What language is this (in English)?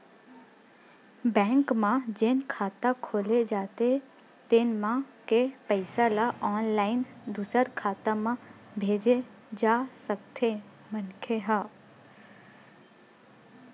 Chhattisgarhi